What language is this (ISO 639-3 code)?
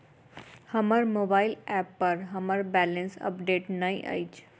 mai